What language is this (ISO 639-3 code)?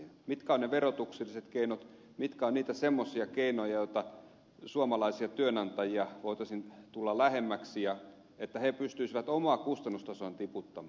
fin